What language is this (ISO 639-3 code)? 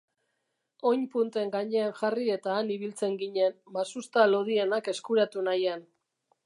eus